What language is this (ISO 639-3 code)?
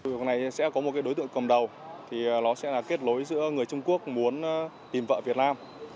vie